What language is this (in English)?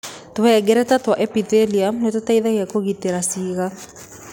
Kikuyu